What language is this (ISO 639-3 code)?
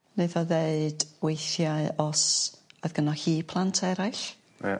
cym